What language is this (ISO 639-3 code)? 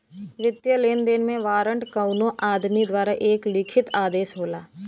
bho